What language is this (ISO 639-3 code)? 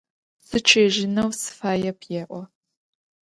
ady